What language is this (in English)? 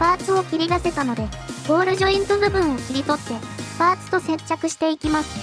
Japanese